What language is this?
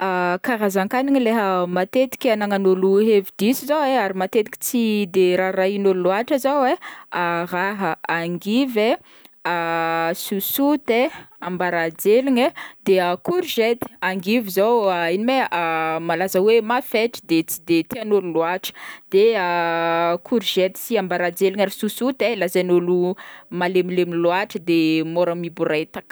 Northern Betsimisaraka Malagasy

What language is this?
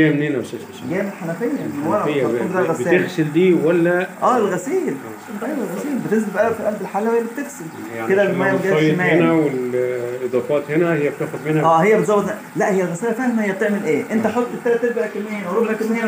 Arabic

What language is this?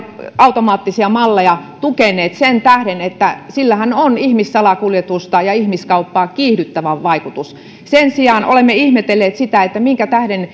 Finnish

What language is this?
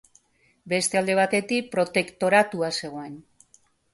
Basque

